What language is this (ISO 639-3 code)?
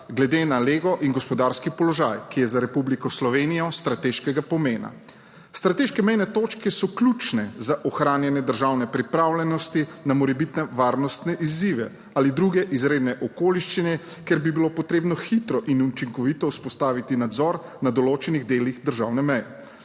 slv